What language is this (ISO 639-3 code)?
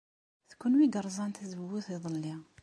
kab